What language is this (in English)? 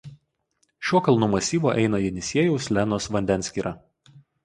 Lithuanian